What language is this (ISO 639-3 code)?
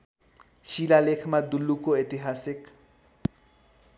nep